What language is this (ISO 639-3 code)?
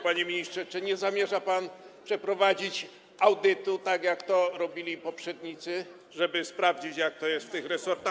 pol